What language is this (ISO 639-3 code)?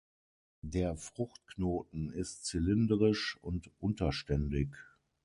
deu